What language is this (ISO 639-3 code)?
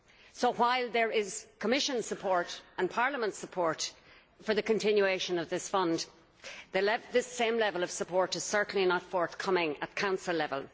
eng